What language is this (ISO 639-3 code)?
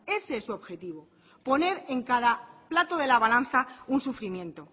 spa